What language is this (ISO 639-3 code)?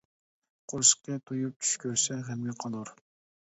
uig